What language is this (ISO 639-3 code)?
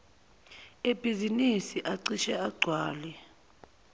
zul